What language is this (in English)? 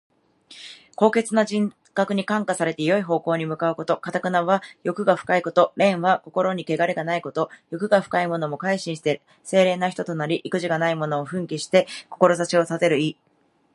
Japanese